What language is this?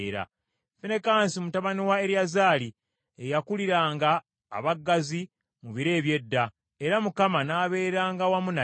Ganda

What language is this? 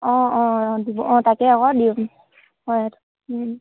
Assamese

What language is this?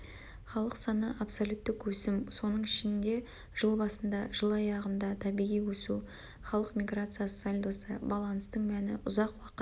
Kazakh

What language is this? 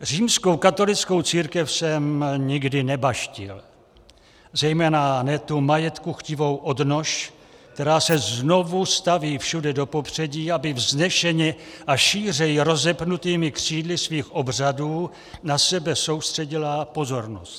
Czech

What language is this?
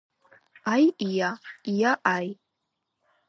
Georgian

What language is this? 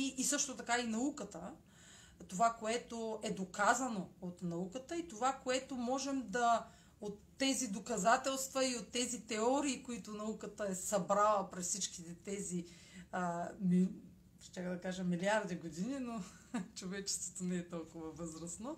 Bulgarian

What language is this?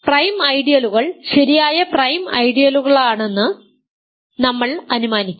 Malayalam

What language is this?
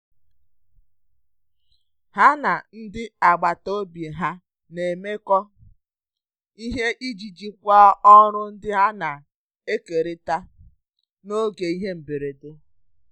Igbo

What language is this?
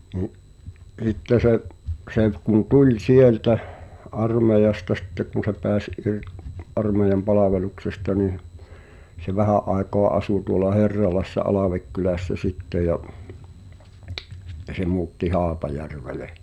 Finnish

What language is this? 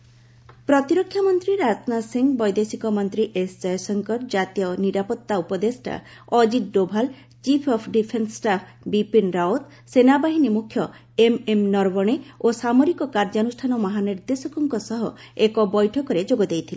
Odia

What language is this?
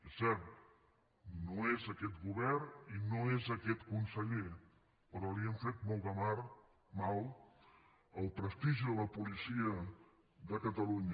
Catalan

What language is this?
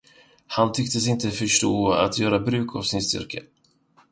Swedish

